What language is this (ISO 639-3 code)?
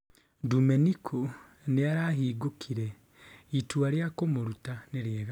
kik